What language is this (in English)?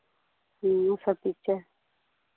Hindi